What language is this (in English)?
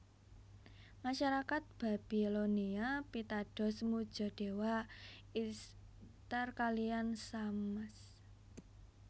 Javanese